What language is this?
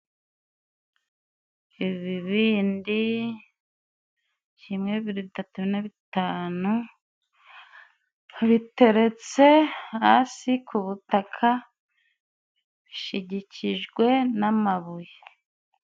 Kinyarwanda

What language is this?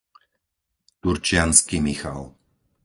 Slovak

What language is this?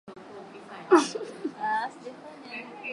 Swahili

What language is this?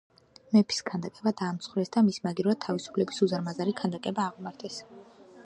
Georgian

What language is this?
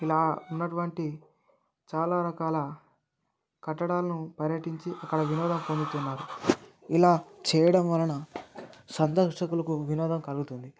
Telugu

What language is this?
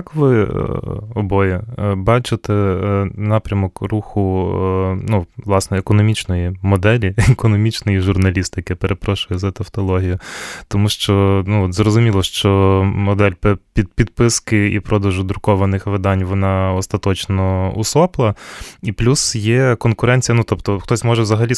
Ukrainian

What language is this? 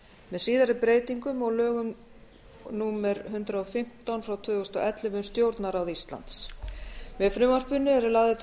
Icelandic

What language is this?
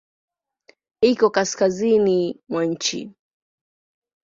Swahili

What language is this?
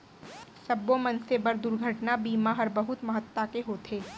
Chhattisgarhi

